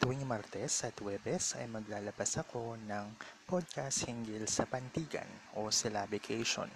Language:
Filipino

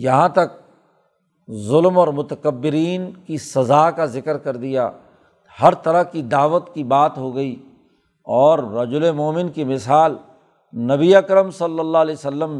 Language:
Urdu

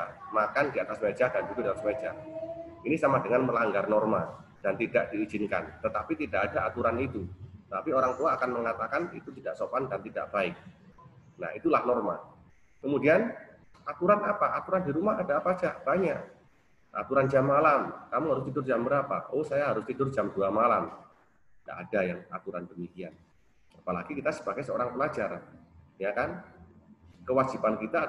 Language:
Indonesian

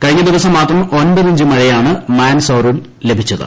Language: Malayalam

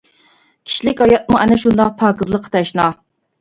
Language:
Uyghur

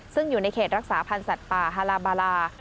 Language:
Thai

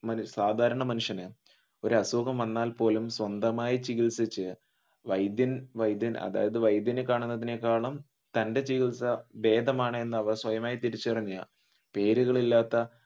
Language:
Malayalam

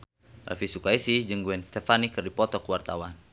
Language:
Sundanese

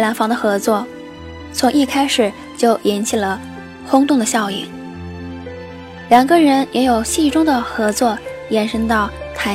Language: Chinese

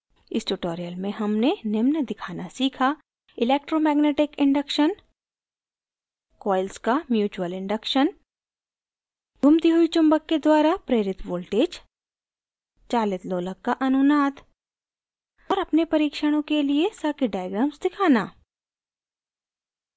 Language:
Hindi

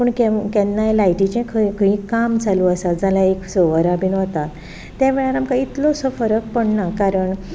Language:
Konkani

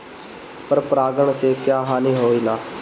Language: Bhojpuri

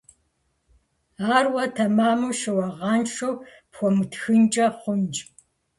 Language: Kabardian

